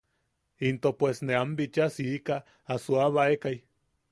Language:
Yaqui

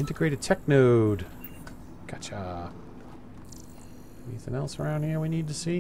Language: English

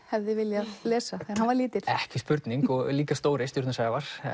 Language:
Icelandic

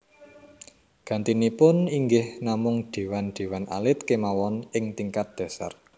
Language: Javanese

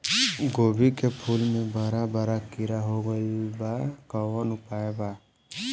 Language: Bhojpuri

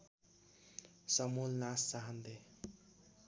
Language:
Nepali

